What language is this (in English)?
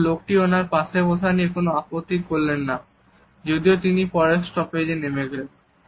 Bangla